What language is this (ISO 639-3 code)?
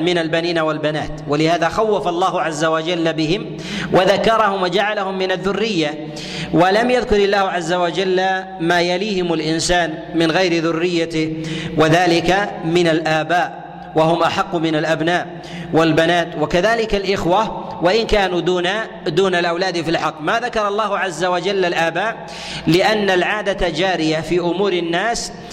ara